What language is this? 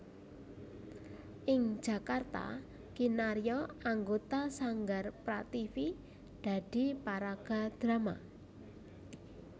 Javanese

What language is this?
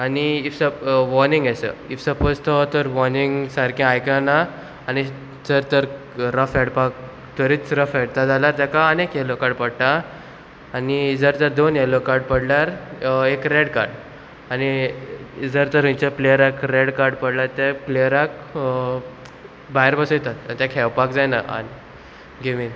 Konkani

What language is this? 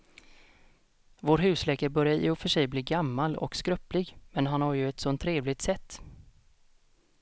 Swedish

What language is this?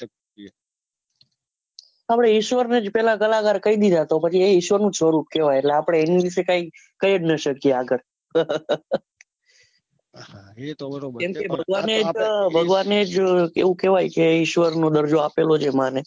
Gujarati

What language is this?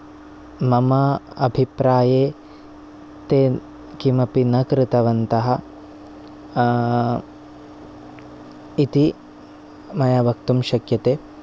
Sanskrit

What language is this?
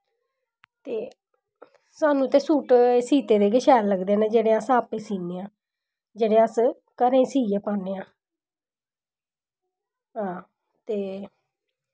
Dogri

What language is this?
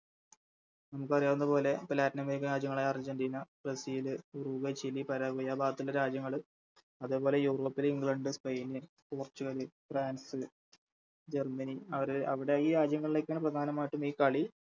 Malayalam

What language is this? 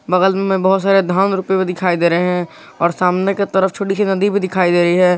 Hindi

